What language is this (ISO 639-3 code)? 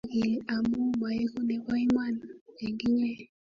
kln